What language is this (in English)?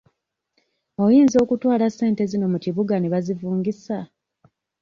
Ganda